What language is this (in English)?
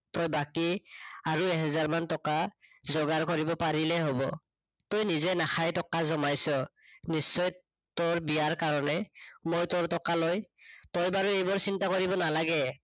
Assamese